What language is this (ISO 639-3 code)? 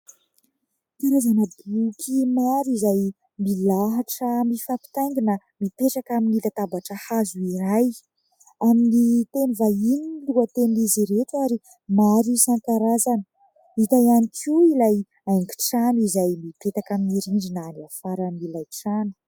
mlg